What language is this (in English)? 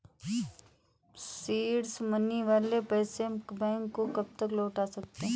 Hindi